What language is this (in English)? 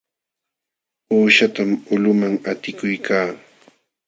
Jauja Wanca Quechua